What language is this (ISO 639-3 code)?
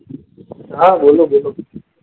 guj